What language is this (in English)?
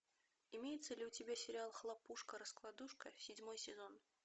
Russian